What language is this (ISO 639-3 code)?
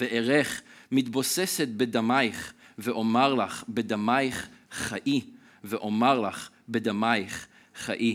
heb